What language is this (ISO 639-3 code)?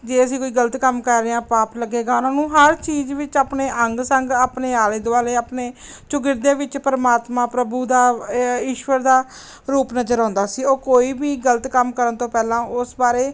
pan